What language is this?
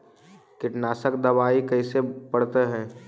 Magahi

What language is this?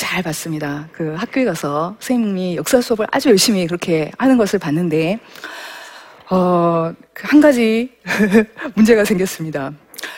Korean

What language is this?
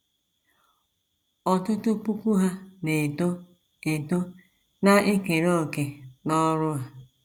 Igbo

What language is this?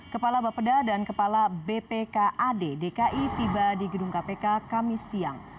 Indonesian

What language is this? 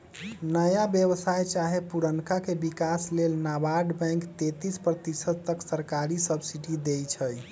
Magahi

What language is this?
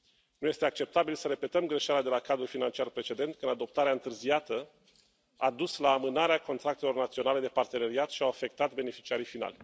Romanian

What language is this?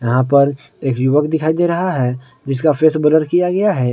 Hindi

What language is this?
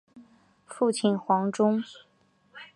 Chinese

